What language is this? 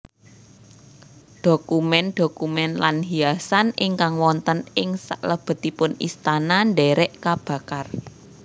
Javanese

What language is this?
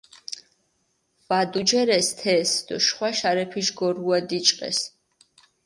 Mingrelian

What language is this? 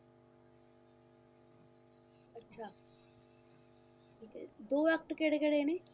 Punjabi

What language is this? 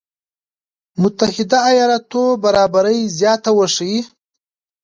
Pashto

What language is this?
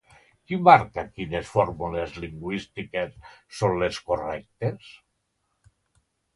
Catalan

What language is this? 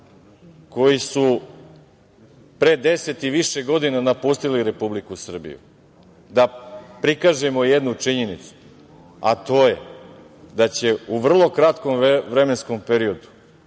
Serbian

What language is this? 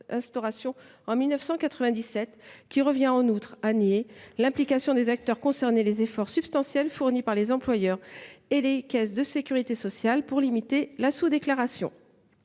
French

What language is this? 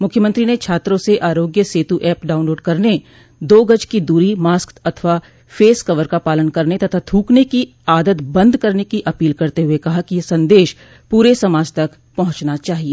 Hindi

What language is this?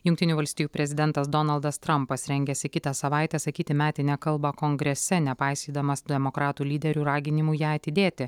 Lithuanian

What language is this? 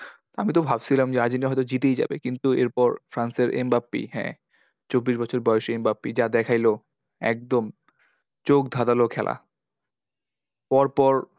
Bangla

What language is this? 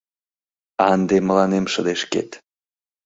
Mari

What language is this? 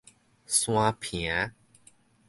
Min Nan Chinese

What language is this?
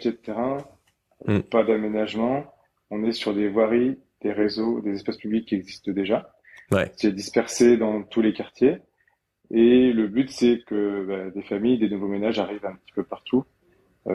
French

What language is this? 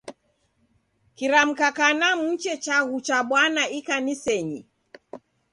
Taita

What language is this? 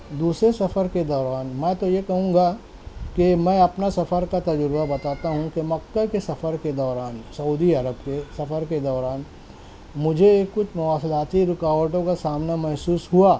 Urdu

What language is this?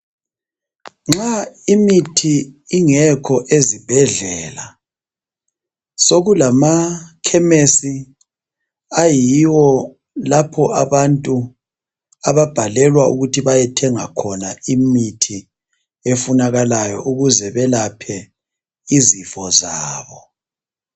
North Ndebele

